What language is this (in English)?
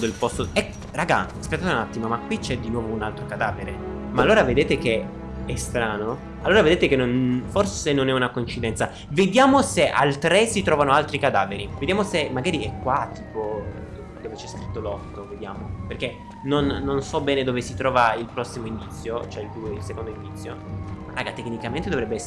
Italian